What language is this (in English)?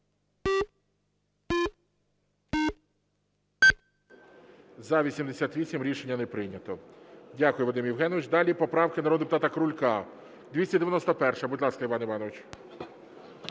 Ukrainian